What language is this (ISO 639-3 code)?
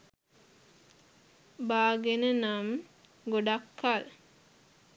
sin